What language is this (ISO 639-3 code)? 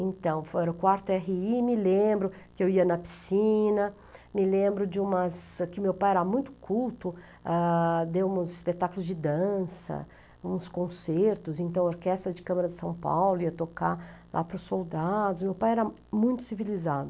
por